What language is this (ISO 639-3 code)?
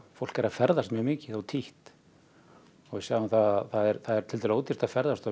isl